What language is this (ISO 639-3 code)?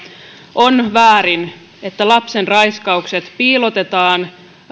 fin